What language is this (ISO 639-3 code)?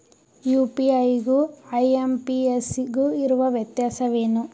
kan